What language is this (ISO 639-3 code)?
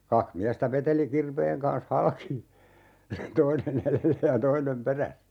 fin